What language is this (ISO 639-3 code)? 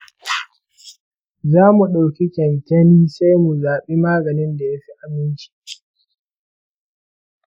hau